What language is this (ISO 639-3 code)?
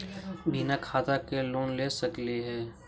mag